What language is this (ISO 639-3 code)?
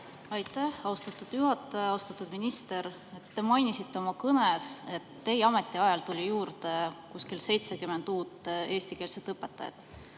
est